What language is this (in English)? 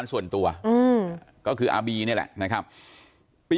Thai